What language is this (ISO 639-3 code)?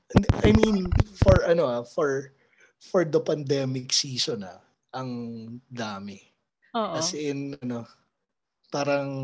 fil